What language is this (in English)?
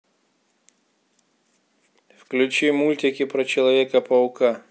Russian